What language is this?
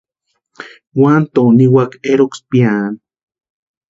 Western Highland Purepecha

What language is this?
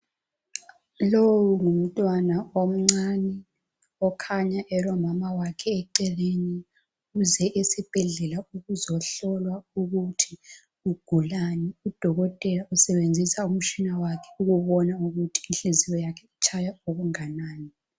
North Ndebele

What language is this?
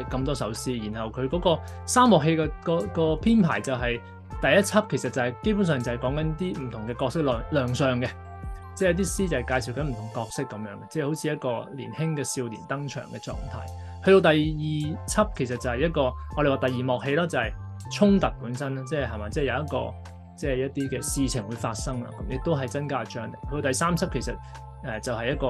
Chinese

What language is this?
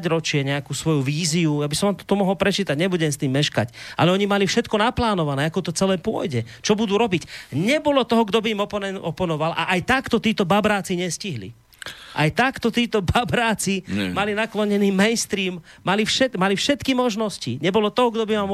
Slovak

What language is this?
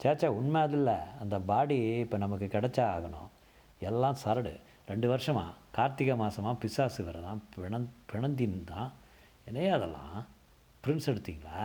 Tamil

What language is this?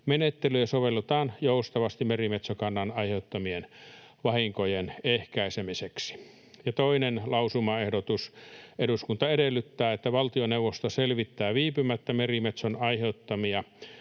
Finnish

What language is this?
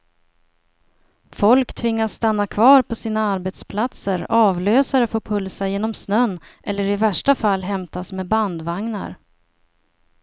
Swedish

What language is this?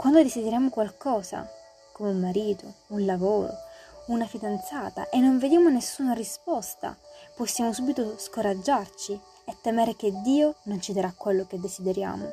Italian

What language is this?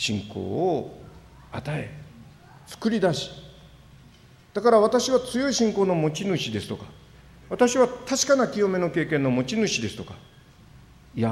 Japanese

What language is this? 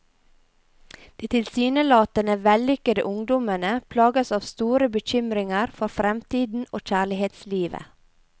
Norwegian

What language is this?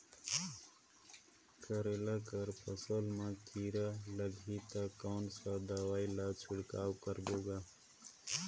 Chhattisgarhi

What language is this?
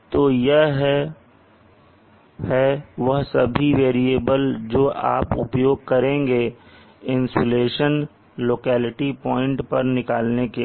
Hindi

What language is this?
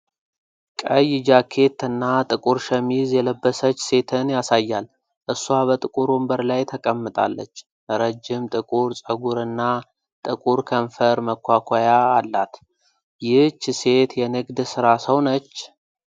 Amharic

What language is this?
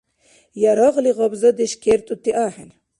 Dargwa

